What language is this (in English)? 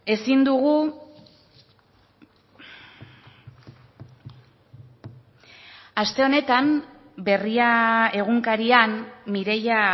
Basque